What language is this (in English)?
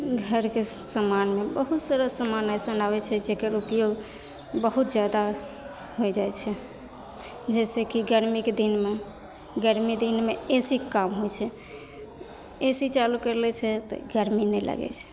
Maithili